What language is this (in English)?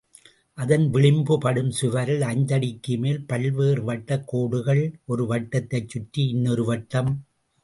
Tamil